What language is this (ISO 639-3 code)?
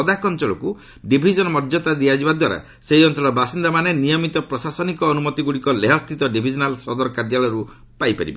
ori